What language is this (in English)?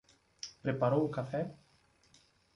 Portuguese